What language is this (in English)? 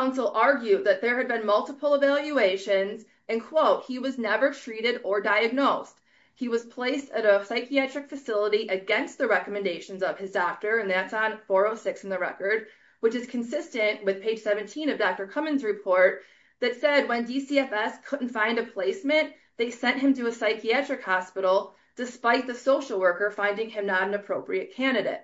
English